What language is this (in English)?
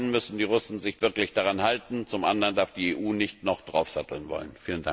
German